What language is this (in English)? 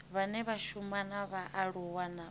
Venda